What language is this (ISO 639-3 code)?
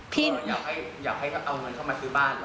tha